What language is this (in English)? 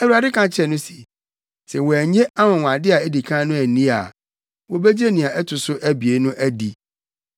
Akan